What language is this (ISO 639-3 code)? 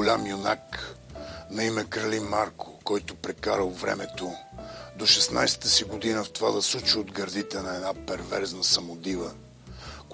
bul